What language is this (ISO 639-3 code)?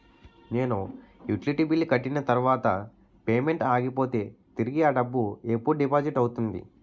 tel